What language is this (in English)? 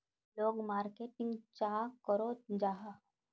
Magahi